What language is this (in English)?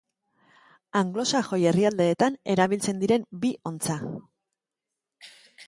Basque